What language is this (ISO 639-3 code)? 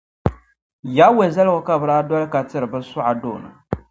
dag